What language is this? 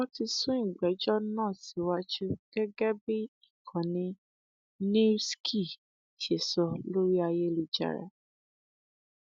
Yoruba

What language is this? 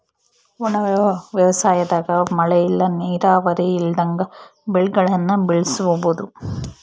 Kannada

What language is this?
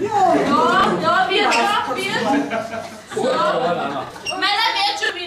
German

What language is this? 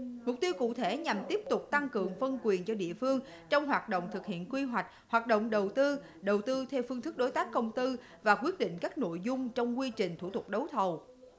Vietnamese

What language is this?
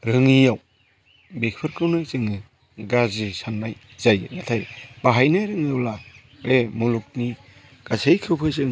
Bodo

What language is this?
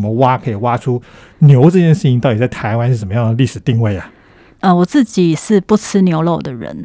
Chinese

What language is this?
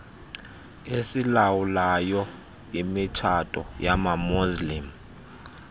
Xhosa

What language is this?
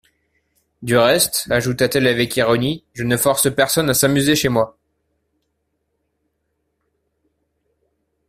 French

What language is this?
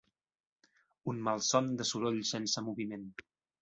Catalan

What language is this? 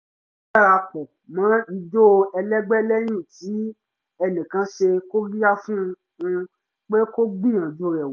Yoruba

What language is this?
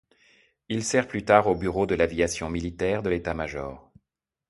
French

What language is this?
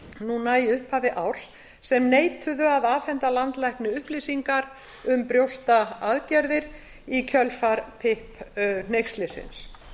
Icelandic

